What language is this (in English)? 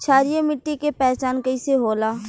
Bhojpuri